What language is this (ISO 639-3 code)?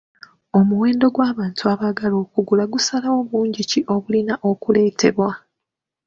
lug